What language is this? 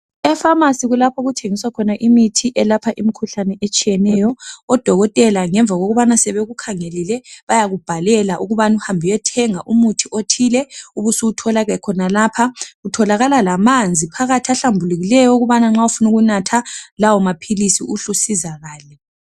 North Ndebele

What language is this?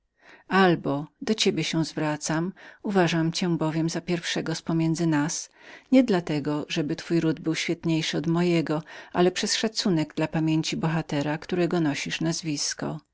Polish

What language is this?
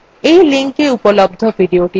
Bangla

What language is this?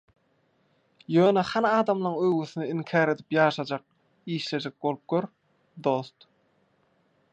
Turkmen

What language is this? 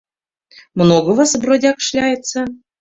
Mari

